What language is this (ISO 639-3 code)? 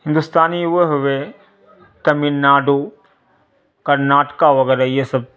urd